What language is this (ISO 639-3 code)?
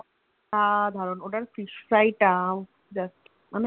ben